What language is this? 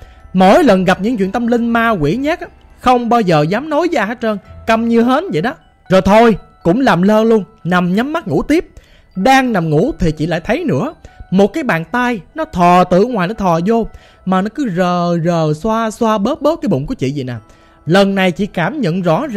Vietnamese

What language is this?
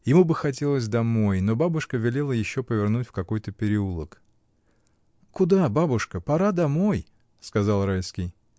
Russian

